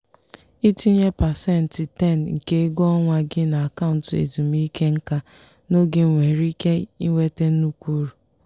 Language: Igbo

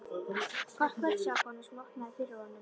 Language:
Icelandic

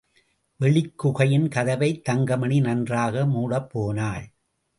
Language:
Tamil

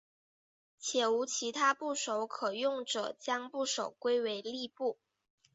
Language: Chinese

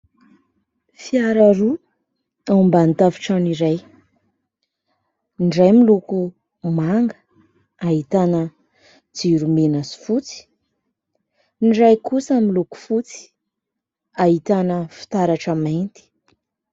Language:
Malagasy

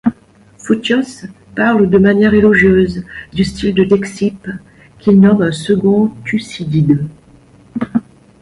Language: French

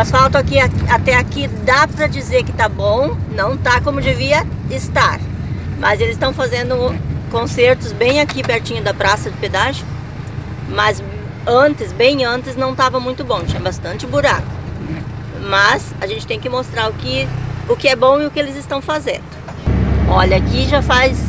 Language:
Portuguese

